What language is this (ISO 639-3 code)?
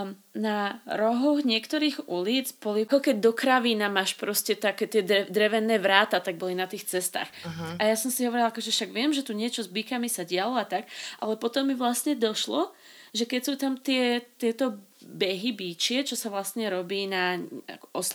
slk